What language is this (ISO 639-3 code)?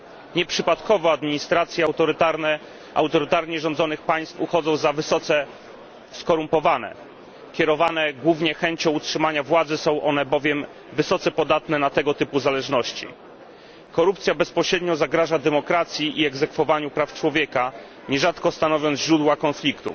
pol